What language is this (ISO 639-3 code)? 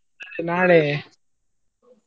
kan